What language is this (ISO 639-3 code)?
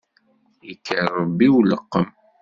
kab